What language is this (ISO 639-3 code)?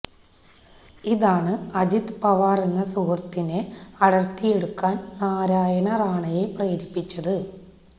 mal